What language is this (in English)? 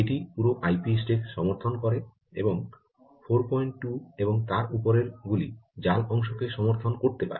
Bangla